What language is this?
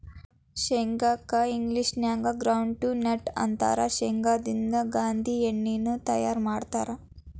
Kannada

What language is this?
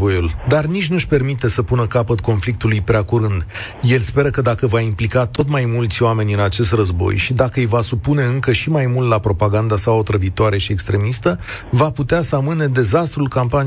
Romanian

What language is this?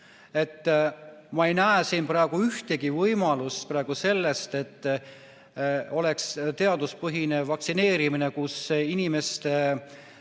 Estonian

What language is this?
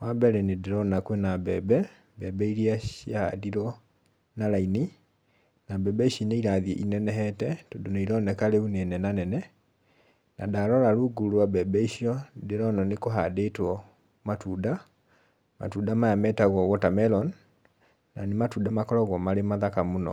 Kikuyu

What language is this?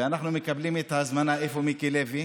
Hebrew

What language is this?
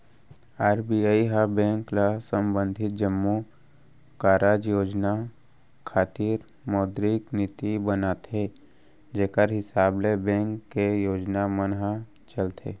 Chhattisgarhi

